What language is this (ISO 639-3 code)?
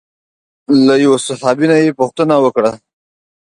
pus